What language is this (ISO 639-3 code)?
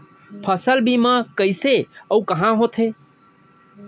hne